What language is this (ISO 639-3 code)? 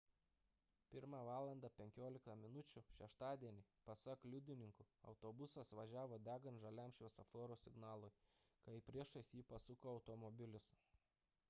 lit